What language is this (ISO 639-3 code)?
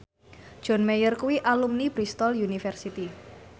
jav